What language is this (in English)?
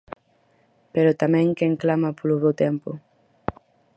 Galician